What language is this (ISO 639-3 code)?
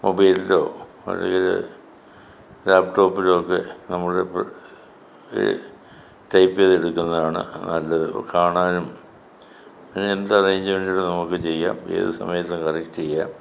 mal